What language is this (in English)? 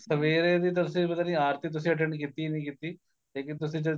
Punjabi